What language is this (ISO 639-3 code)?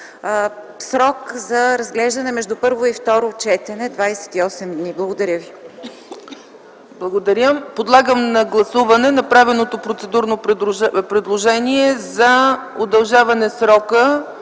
bul